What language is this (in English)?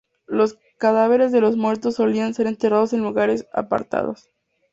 Spanish